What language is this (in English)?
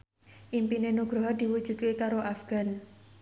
Javanese